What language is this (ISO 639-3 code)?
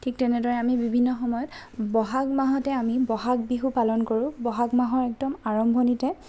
asm